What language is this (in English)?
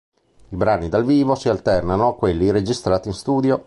Italian